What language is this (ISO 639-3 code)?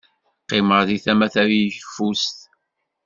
kab